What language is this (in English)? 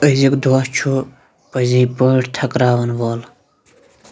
Kashmiri